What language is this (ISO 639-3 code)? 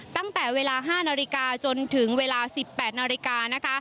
tha